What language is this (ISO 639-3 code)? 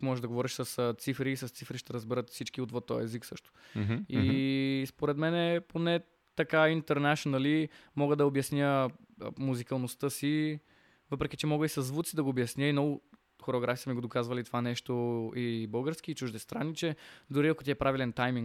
bul